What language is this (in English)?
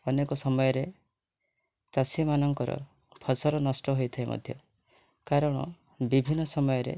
Odia